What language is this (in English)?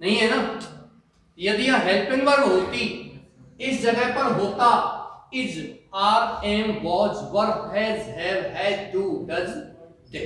Hindi